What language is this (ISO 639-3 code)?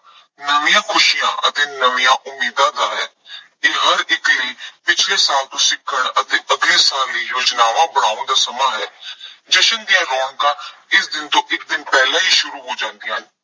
pan